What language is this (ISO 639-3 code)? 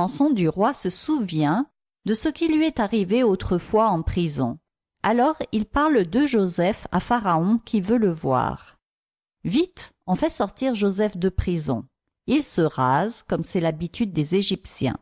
fra